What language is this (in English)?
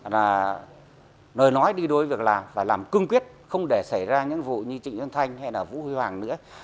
Vietnamese